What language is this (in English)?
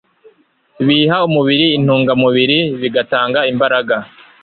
Kinyarwanda